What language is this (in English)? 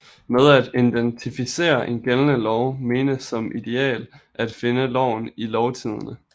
Danish